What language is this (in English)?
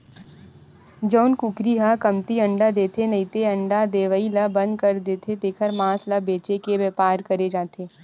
Chhattisgarhi